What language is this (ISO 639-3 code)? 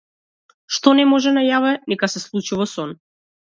mkd